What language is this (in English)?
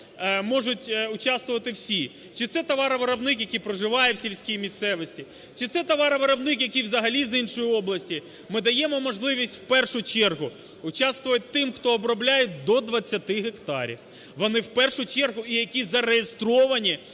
Ukrainian